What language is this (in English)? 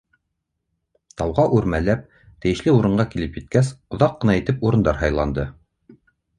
Bashkir